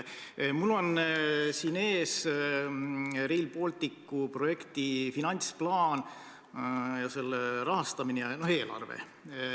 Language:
Estonian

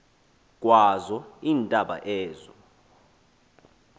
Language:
Xhosa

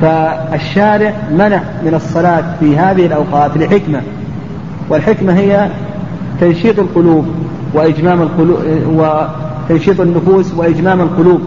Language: Arabic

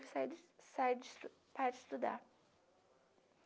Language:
Portuguese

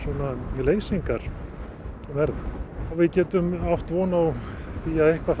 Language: Icelandic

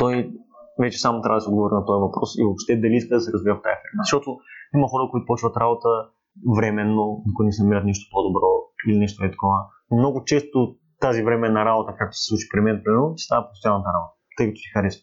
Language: Bulgarian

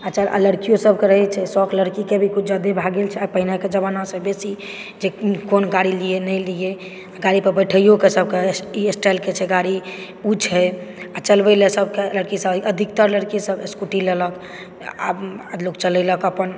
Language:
Maithili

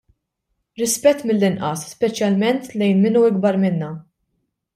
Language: Maltese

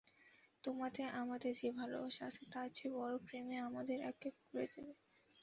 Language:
Bangla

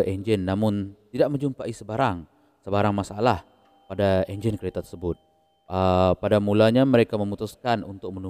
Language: Malay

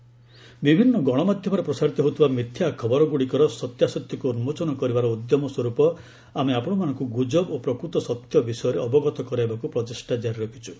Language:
Odia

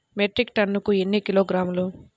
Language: Telugu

